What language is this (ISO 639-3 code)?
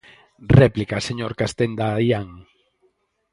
glg